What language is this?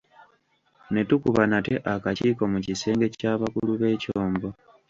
Ganda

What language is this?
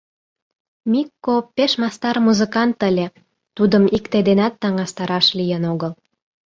Mari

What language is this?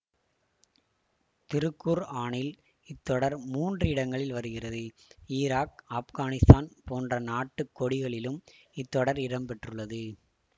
Tamil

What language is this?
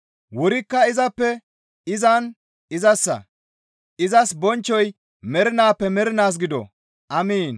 Gamo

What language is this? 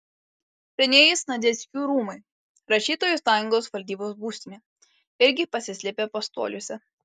Lithuanian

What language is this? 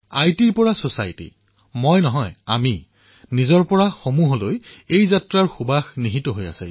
Assamese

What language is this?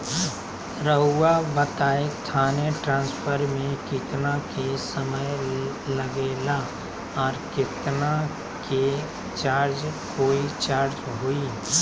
Magahi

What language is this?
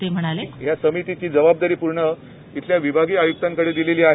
Marathi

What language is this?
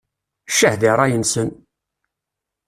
Kabyle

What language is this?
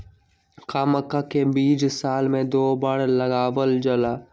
Magahi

